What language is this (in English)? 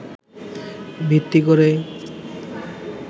Bangla